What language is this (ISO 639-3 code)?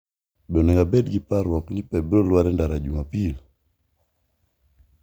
luo